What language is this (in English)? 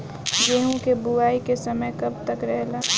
Bhojpuri